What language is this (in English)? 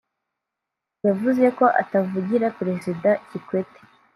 Kinyarwanda